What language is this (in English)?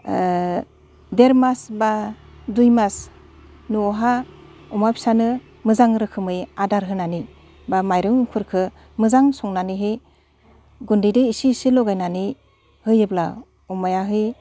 Bodo